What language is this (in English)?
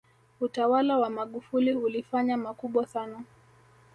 Swahili